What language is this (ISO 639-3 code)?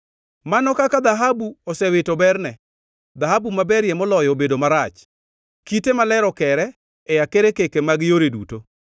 luo